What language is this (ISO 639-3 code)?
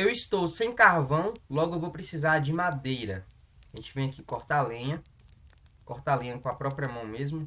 por